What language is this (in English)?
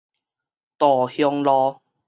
Min Nan Chinese